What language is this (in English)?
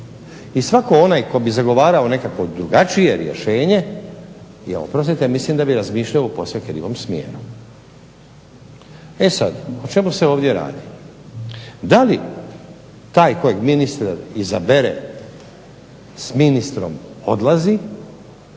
Croatian